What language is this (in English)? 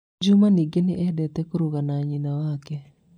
Kikuyu